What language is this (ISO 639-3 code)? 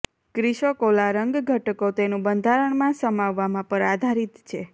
guj